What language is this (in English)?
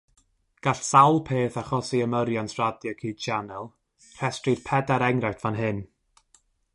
Welsh